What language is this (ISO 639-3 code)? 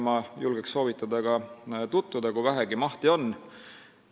est